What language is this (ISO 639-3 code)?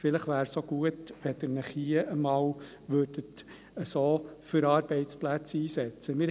gsw